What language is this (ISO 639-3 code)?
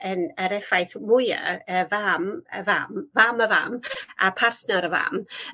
cym